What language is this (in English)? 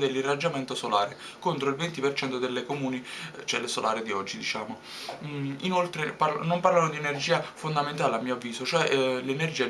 Italian